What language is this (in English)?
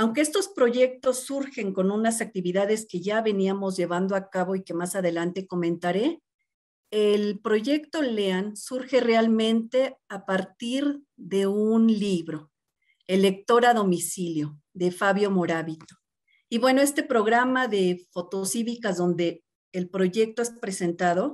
Spanish